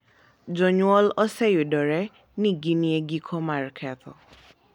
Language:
Luo (Kenya and Tanzania)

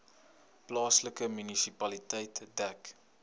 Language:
Afrikaans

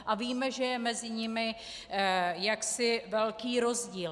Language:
Czech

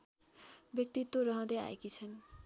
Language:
Nepali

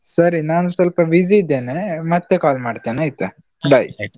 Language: Kannada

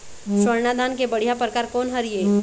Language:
Chhattisgarhi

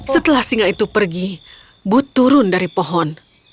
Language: Indonesian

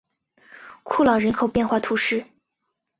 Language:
Chinese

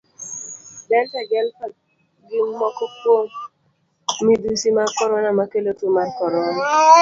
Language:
Luo (Kenya and Tanzania)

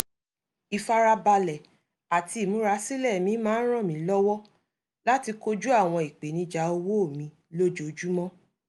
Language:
Yoruba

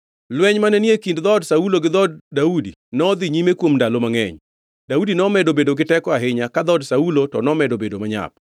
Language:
Luo (Kenya and Tanzania)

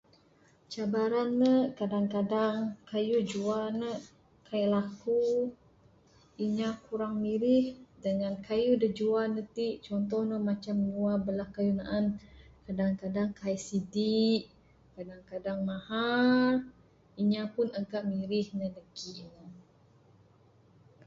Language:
Bukar-Sadung Bidayuh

